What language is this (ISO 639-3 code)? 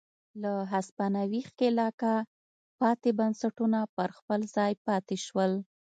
pus